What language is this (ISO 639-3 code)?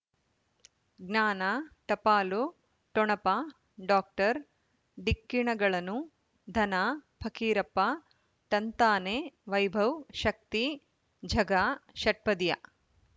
kan